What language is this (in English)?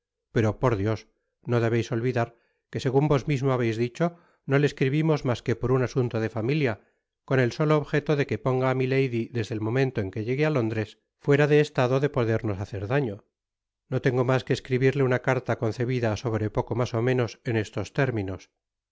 Spanish